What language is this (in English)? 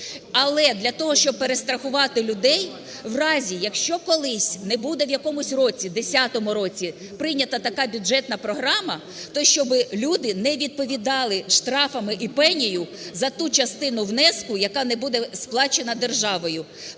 Ukrainian